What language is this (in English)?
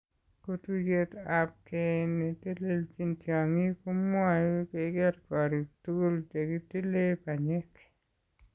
Kalenjin